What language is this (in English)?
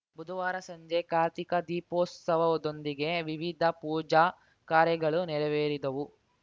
Kannada